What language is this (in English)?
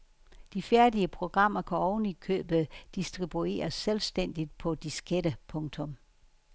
Danish